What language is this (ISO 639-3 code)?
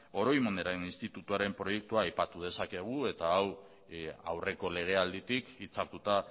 eus